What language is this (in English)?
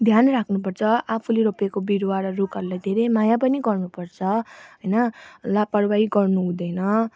Nepali